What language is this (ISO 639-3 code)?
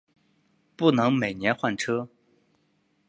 zho